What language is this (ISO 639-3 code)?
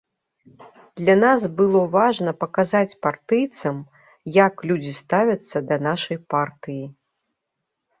bel